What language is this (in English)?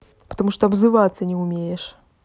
Russian